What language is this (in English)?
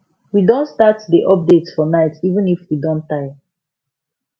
Nigerian Pidgin